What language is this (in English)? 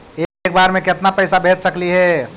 Magahi